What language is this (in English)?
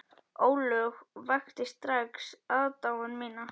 Icelandic